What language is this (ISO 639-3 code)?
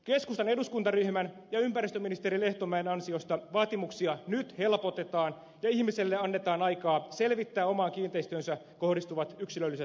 fin